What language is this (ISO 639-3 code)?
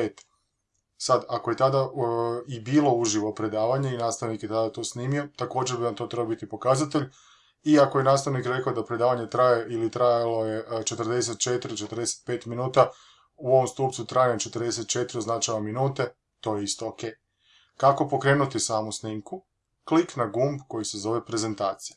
hrv